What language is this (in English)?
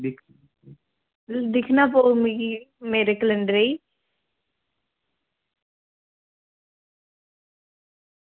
Dogri